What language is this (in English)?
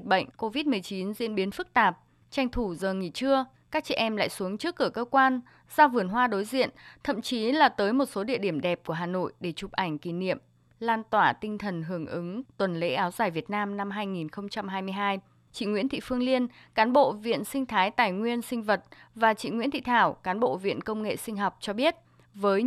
Vietnamese